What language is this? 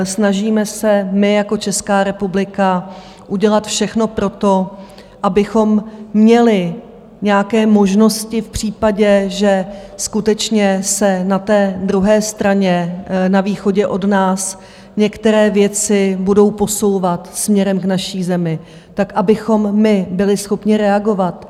Czech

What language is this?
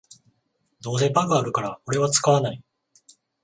Japanese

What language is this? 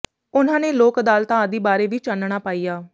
Punjabi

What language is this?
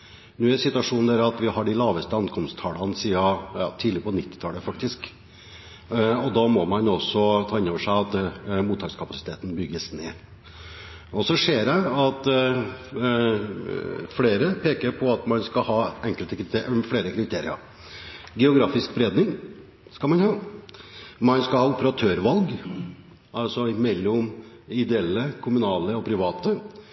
Norwegian Bokmål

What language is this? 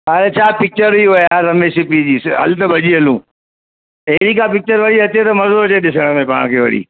Sindhi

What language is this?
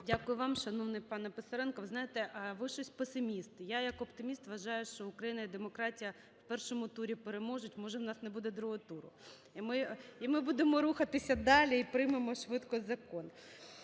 Ukrainian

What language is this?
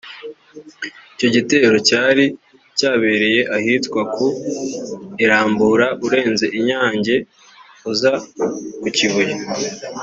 Kinyarwanda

